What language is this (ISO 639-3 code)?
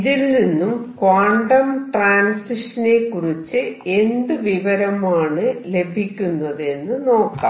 mal